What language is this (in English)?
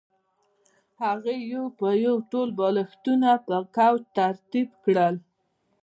Pashto